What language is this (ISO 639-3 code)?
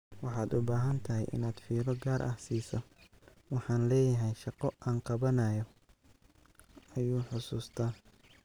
som